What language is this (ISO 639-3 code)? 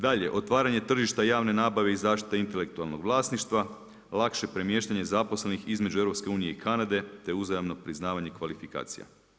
hrv